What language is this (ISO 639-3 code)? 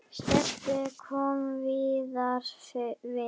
isl